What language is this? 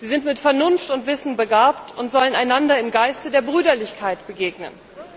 German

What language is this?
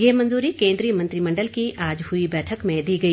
Hindi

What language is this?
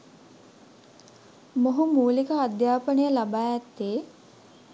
Sinhala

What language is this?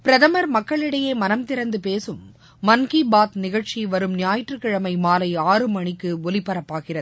Tamil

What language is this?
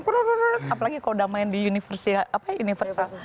Indonesian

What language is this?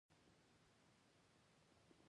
Pashto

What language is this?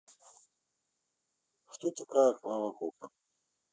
Russian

